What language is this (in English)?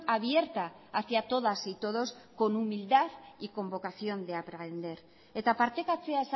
Spanish